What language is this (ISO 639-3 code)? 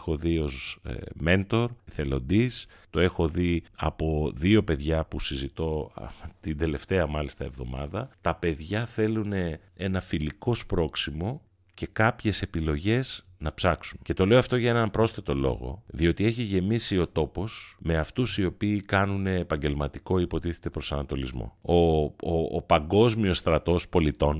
ell